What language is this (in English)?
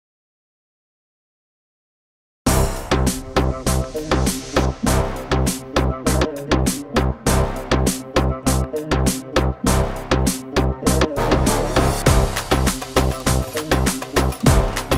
Arabic